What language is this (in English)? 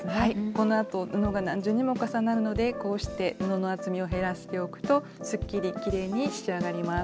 Japanese